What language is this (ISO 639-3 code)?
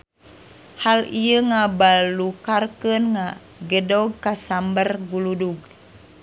sun